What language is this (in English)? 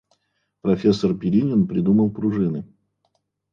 Russian